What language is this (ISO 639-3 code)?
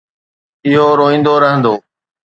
snd